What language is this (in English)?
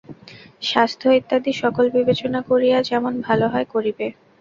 Bangla